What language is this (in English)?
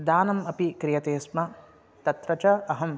Sanskrit